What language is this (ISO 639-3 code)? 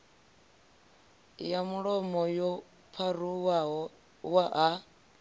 ven